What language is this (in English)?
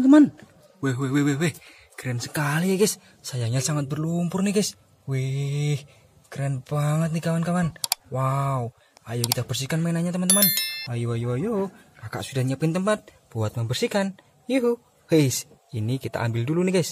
Indonesian